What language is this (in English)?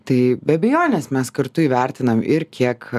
Lithuanian